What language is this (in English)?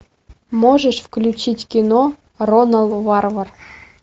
Russian